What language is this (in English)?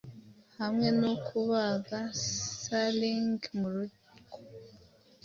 Kinyarwanda